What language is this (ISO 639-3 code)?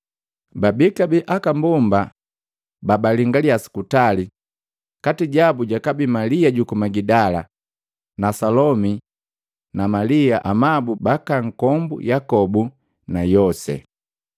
mgv